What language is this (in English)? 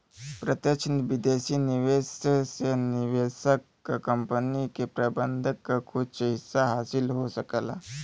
Bhojpuri